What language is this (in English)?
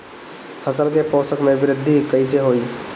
Bhojpuri